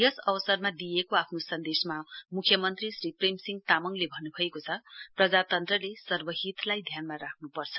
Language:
Nepali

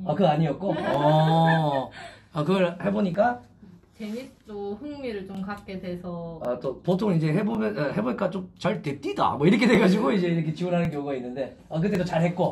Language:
Korean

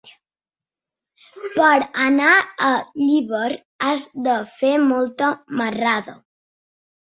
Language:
Catalan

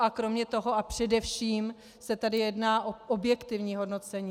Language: Czech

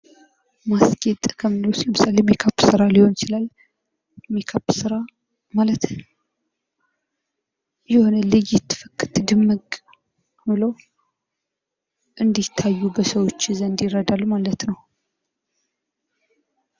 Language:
Amharic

